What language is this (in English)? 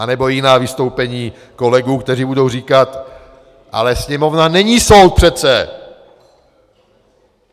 Czech